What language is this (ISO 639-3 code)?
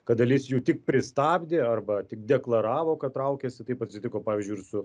lit